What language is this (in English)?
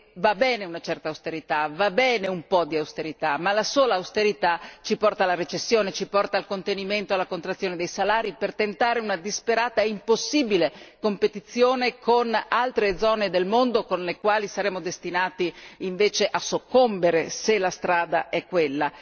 Italian